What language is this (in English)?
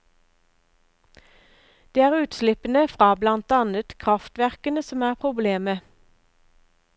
Norwegian